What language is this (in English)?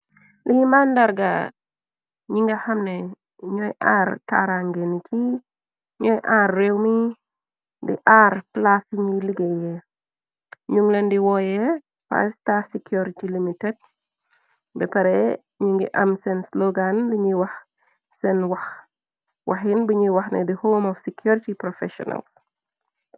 Wolof